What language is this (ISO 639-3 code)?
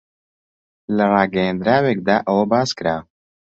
ckb